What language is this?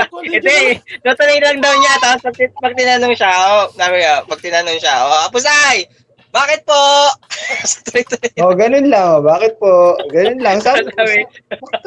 Filipino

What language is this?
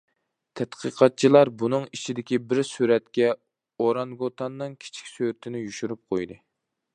Uyghur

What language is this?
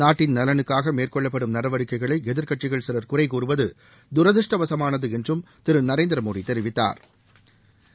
Tamil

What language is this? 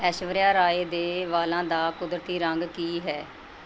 Punjabi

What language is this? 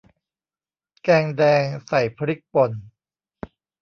Thai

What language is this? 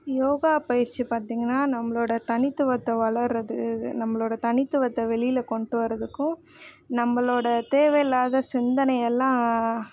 Tamil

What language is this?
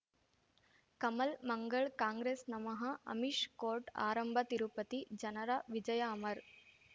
Kannada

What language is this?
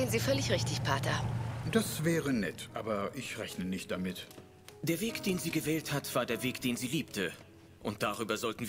German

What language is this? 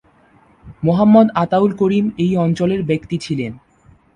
Bangla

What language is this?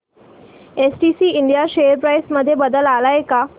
Marathi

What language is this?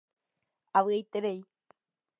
Guarani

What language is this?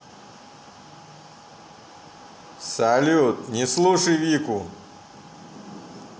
Russian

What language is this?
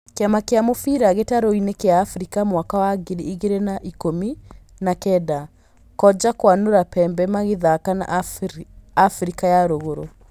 Kikuyu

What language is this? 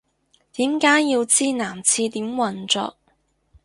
Cantonese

